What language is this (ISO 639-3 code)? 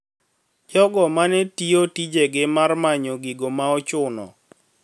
luo